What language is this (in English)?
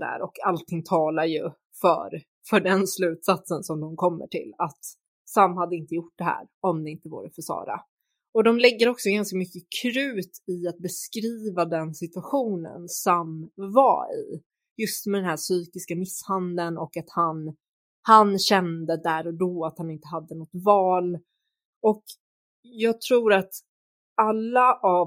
Swedish